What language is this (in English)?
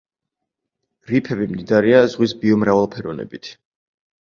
Georgian